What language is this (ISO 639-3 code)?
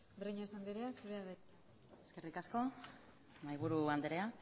eus